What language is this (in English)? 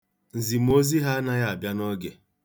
Igbo